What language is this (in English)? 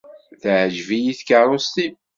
Kabyle